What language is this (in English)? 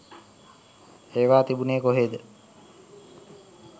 Sinhala